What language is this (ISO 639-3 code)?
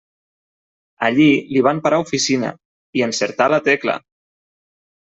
cat